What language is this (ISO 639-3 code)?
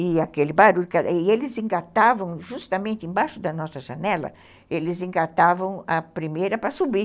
por